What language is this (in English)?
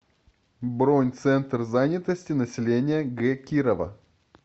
Russian